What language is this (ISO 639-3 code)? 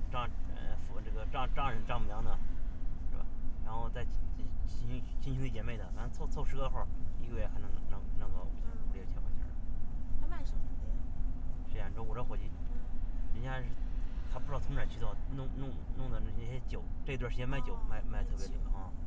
zho